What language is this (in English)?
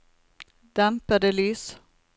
Norwegian